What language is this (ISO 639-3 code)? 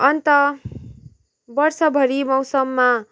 nep